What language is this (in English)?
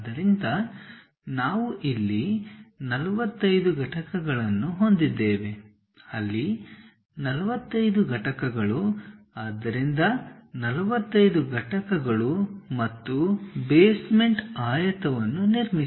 Kannada